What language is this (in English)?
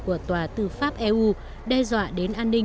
Vietnamese